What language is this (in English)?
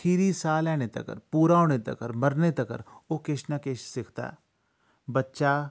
Dogri